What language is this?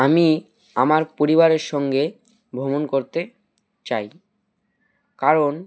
Bangla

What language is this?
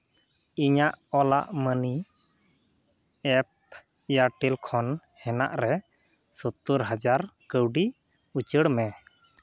Santali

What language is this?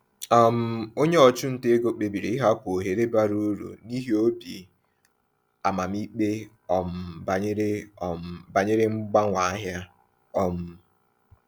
Igbo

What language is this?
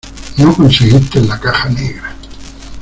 Spanish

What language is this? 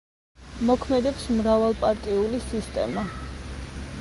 Georgian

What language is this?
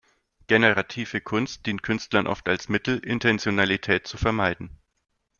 German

